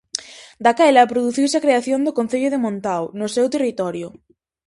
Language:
Galician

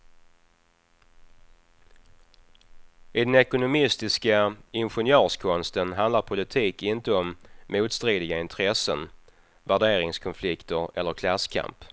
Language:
Swedish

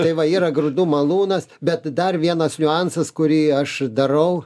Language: Lithuanian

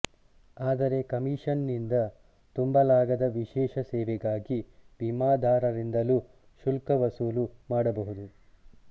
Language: Kannada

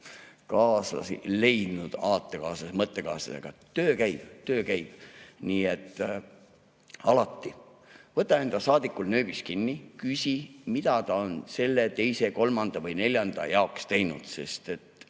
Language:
Estonian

